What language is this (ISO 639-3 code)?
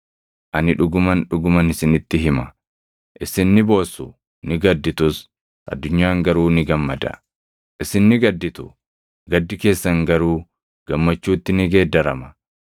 orm